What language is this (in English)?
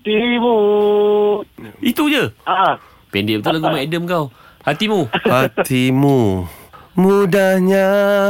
Malay